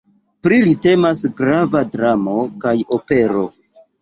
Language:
Esperanto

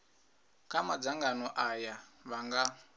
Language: Venda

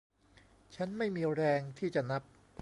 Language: Thai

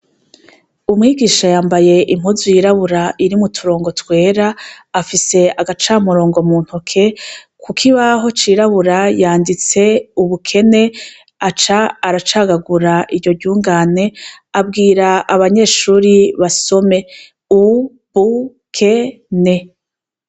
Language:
Rundi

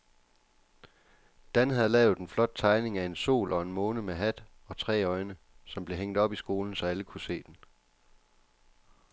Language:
Danish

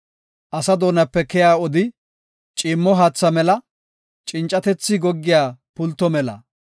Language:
Gofa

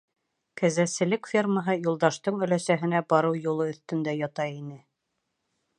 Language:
Bashkir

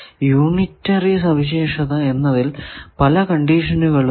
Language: Malayalam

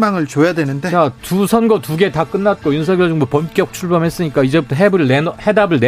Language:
Korean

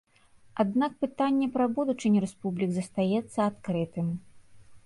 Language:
Belarusian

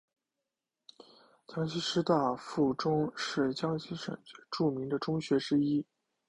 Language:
Chinese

